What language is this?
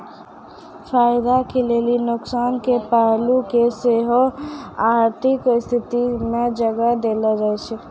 Maithili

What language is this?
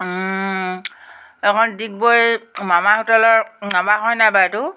Assamese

